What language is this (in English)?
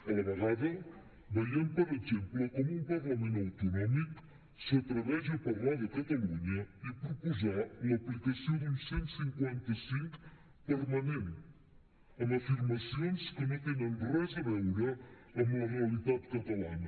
Catalan